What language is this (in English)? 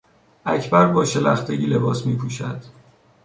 Persian